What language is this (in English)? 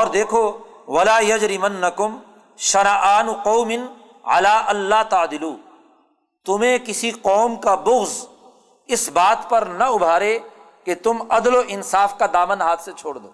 Urdu